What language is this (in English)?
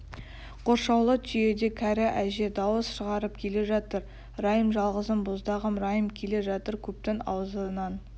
Kazakh